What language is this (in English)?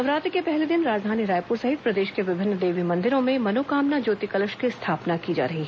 Hindi